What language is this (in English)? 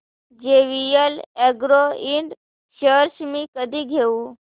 Marathi